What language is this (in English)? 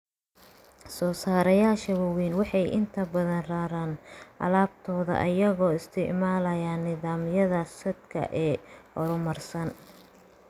Somali